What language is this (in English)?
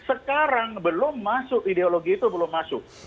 Indonesian